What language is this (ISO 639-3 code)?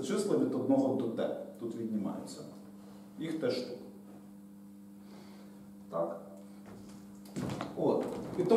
ukr